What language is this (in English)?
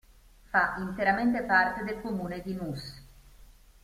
Italian